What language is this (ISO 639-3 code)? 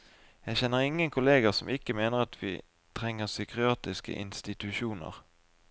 nor